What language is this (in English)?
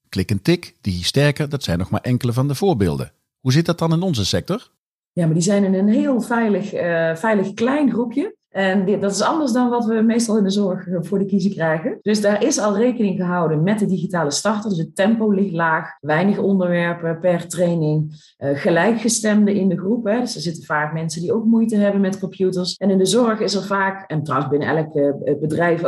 Dutch